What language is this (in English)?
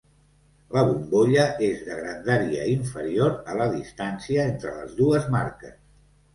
Catalan